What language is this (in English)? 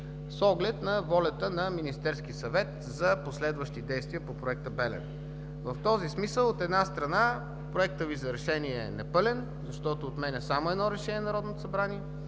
Bulgarian